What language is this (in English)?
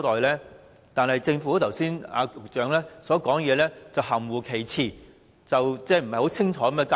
Cantonese